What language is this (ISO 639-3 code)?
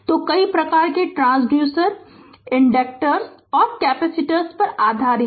hin